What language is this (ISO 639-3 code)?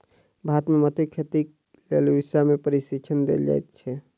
mai